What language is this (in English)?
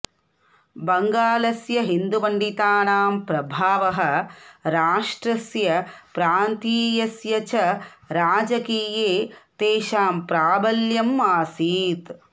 Sanskrit